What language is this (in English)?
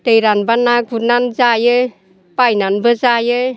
Bodo